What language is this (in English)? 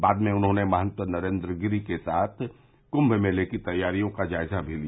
Hindi